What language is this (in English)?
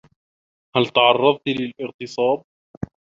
Arabic